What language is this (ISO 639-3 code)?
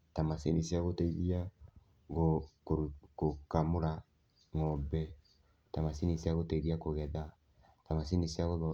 kik